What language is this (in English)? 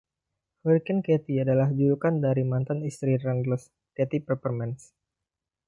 Indonesian